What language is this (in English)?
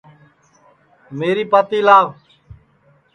Sansi